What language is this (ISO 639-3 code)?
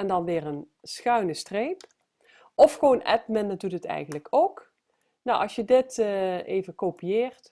nld